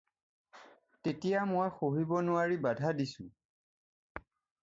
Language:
Assamese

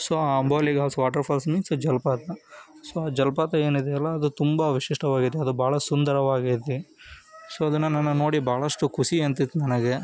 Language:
Kannada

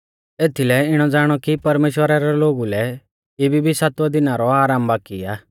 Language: Mahasu Pahari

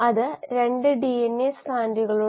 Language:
Malayalam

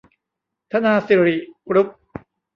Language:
Thai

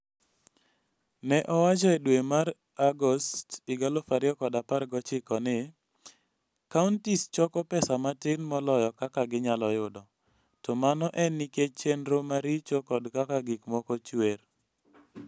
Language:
Luo (Kenya and Tanzania)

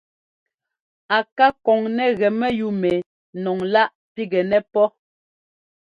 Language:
Ngomba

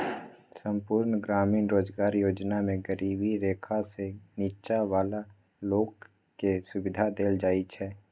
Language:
Maithili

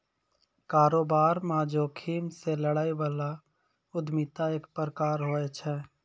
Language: Maithili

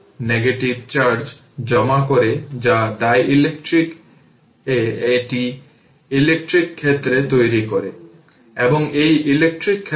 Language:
Bangla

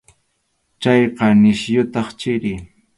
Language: Arequipa-La Unión Quechua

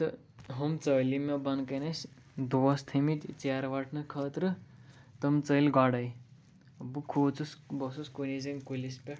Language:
Kashmiri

